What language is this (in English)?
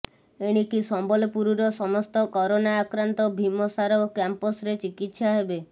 Odia